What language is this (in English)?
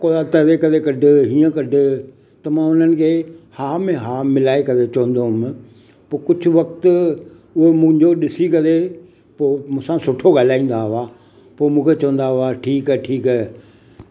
Sindhi